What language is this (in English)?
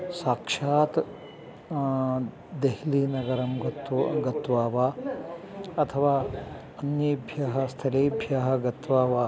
Sanskrit